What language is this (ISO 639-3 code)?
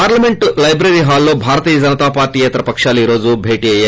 tel